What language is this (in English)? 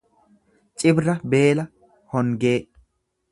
Oromo